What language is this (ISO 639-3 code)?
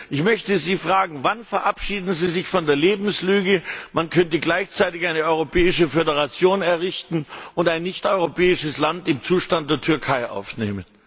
deu